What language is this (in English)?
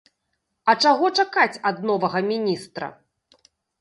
Belarusian